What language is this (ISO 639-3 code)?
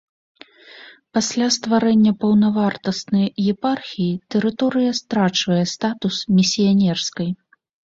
bel